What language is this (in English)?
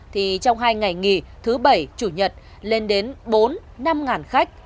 Vietnamese